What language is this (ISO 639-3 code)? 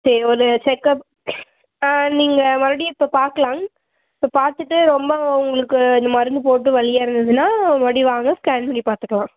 tam